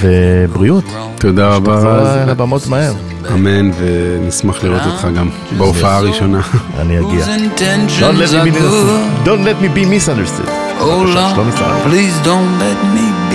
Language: Hebrew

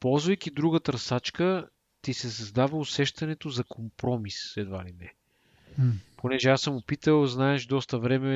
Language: Bulgarian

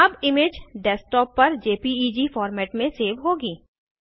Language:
Hindi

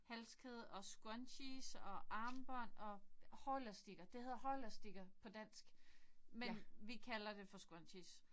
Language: Danish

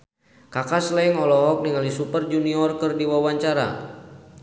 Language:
Sundanese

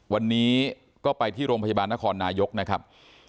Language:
Thai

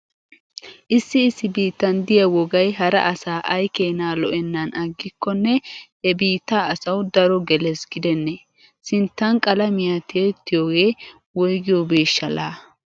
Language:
Wolaytta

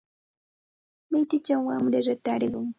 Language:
Santa Ana de Tusi Pasco Quechua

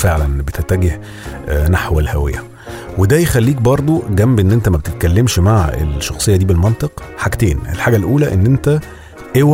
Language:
Arabic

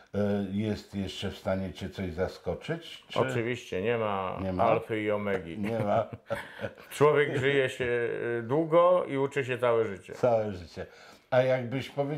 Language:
Polish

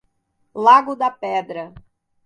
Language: Portuguese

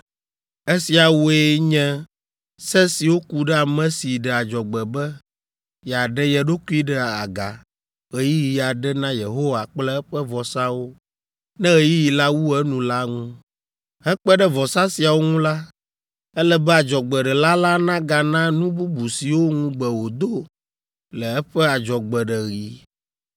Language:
Ewe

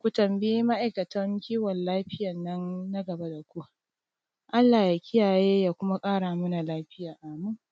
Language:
Hausa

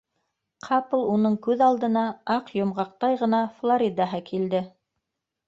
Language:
Bashkir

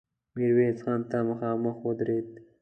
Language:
Pashto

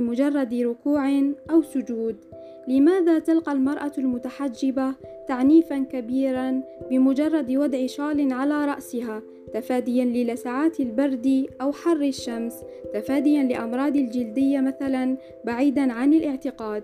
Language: Arabic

